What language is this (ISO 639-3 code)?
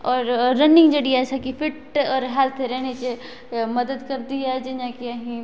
doi